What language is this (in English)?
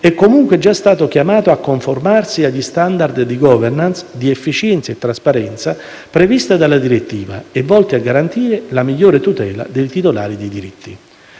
Italian